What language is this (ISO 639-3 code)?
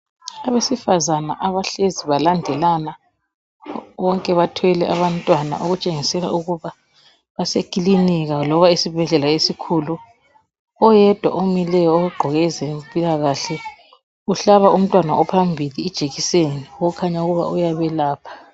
nde